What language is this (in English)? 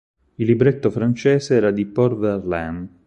Italian